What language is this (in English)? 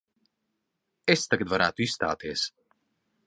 Latvian